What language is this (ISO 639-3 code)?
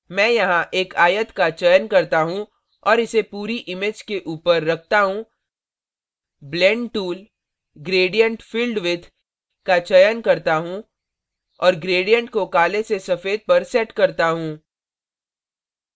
hin